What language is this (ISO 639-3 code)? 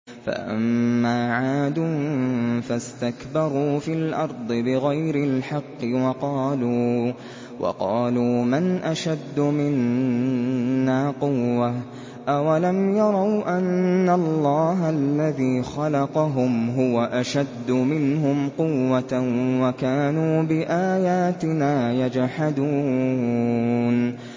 ara